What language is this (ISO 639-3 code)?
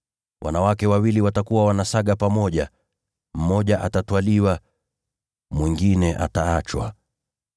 swa